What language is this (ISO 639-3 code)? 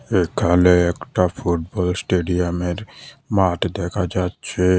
ben